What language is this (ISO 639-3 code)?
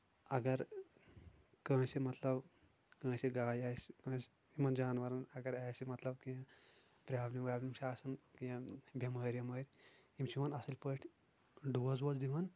kas